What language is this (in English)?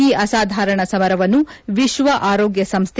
Kannada